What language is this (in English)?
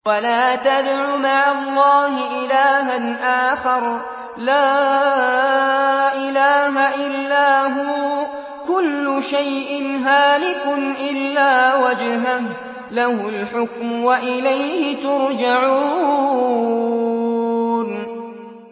Arabic